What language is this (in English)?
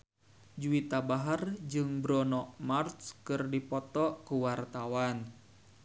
Sundanese